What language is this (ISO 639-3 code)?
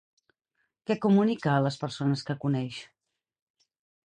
cat